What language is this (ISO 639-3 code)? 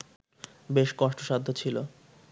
ben